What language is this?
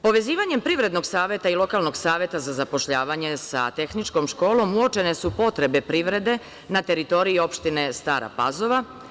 Serbian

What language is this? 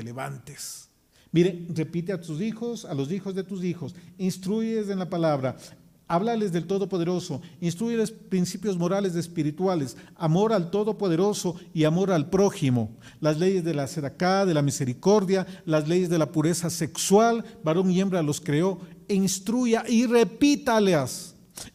Spanish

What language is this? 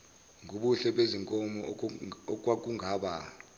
Zulu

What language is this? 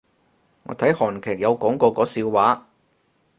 Cantonese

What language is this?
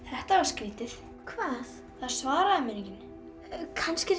Icelandic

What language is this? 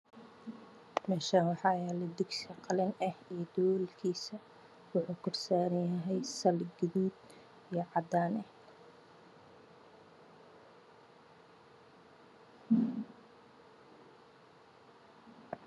Somali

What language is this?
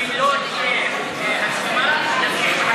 Hebrew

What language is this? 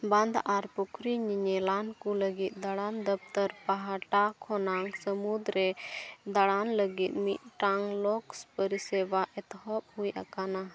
Santali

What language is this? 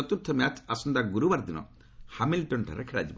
Odia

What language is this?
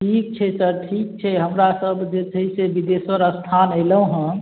Maithili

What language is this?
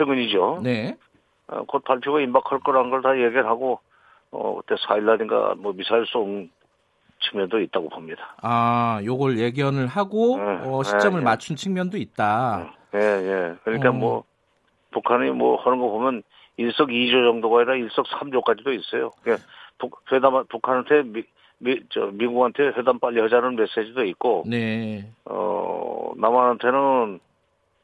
Korean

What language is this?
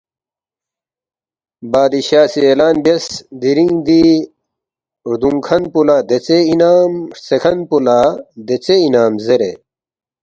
Balti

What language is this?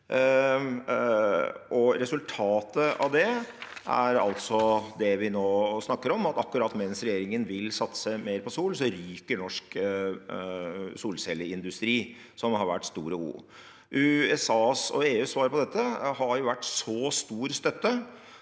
Norwegian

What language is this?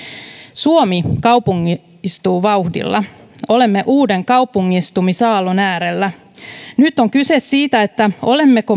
Finnish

